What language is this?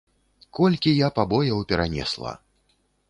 Belarusian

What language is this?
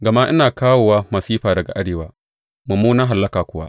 Hausa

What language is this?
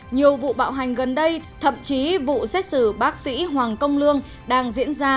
Vietnamese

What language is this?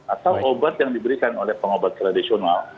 Indonesian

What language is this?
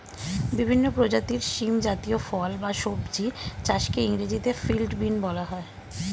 Bangla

